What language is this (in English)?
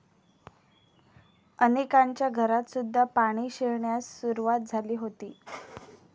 Marathi